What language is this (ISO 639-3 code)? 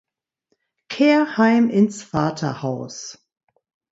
deu